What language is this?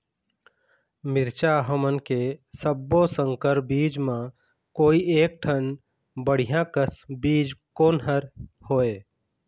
Chhattisgarhi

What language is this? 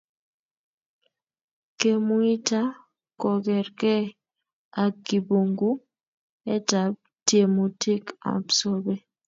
Kalenjin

